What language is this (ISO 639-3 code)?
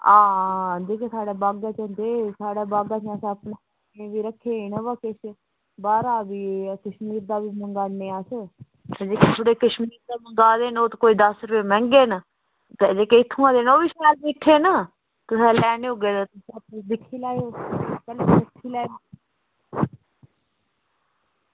doi